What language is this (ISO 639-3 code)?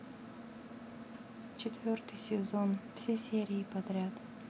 rus